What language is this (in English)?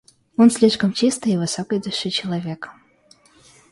Russian